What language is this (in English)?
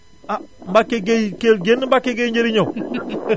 Wolof